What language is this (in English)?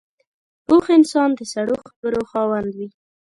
Pashto